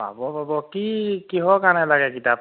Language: Assamese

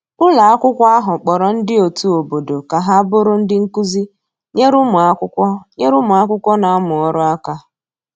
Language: Igbo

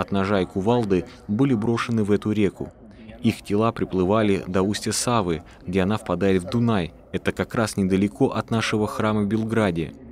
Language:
Russian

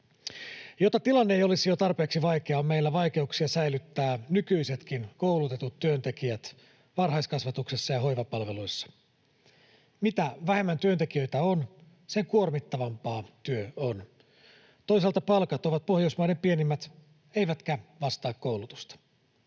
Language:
Finnish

